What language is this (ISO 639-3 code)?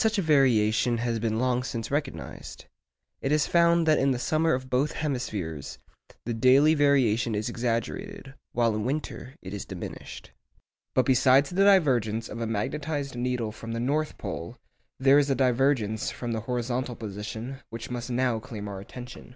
eng